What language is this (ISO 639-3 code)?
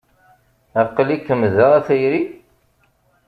kab